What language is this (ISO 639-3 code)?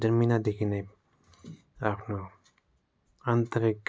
nep